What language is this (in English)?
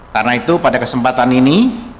Indonesian